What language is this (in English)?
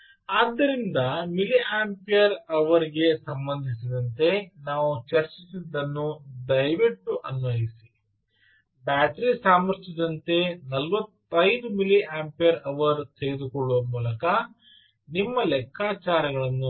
Kannada